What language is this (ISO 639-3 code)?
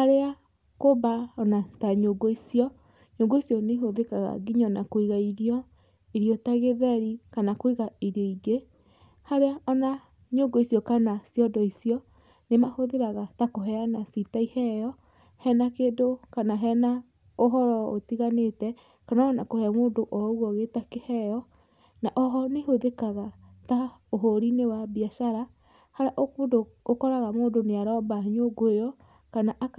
kik